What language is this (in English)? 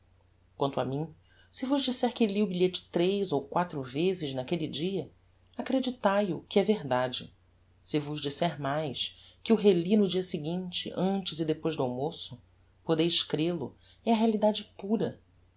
Portuguese